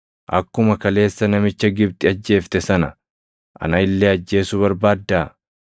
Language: Oromo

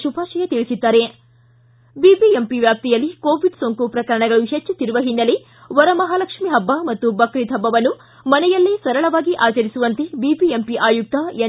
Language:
Kannada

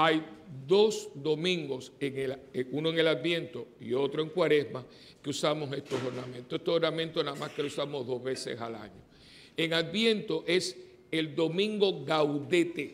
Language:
Spanish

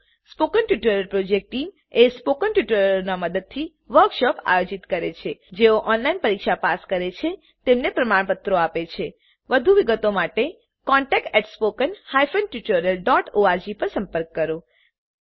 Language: Gujarati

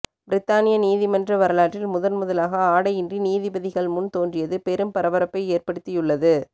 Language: Tamil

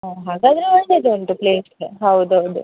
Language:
Kannada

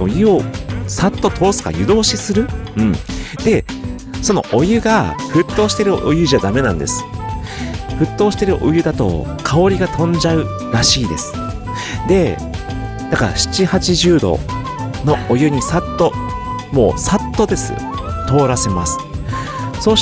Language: Japanese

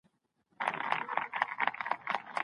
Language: Pashto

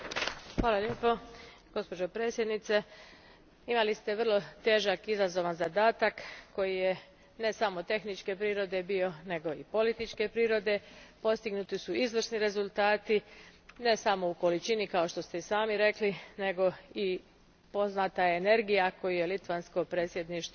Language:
Croatian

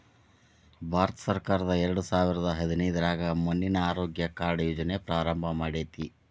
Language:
Kannada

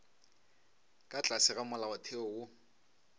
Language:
Northern Sotho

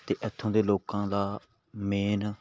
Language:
Punjabi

